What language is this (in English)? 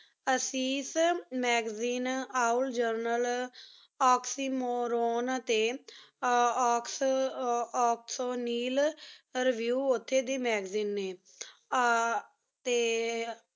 Punjabi